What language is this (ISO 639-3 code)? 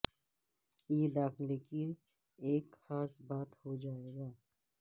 urd